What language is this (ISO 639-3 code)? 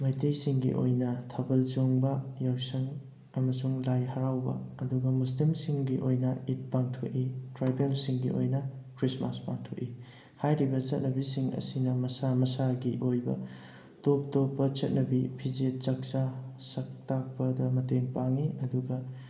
mni